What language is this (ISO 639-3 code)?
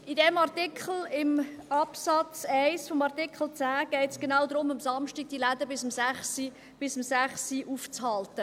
gsw